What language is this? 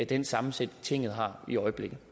Danish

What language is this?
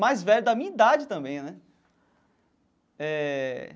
Portuguese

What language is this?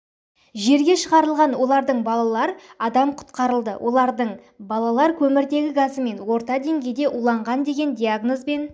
Kazakh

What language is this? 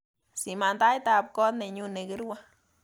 Kalenjin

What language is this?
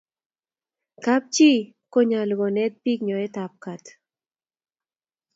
Kalenjin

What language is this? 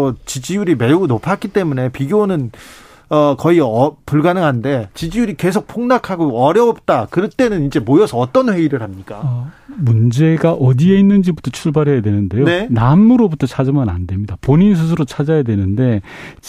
Korean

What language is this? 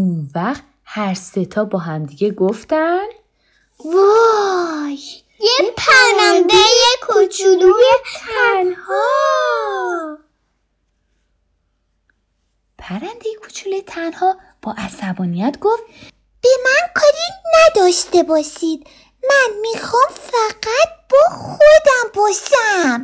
Persian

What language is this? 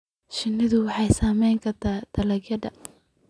Somali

